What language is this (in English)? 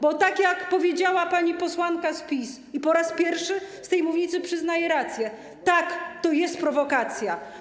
Polish